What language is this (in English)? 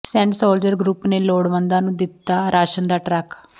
Punjabi